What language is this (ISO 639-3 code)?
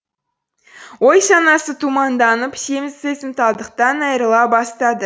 kaz